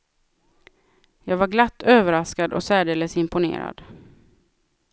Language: Swedish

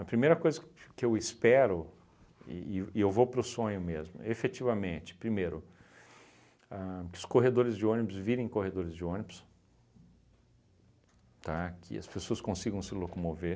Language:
Portuguese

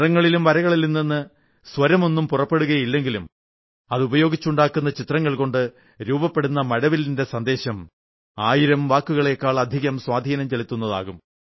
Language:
Malayalam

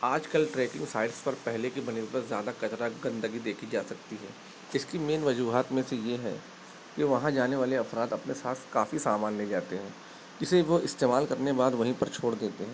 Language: Urdu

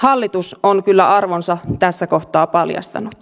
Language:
Finnish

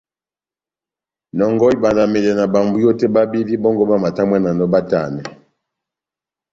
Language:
Batanga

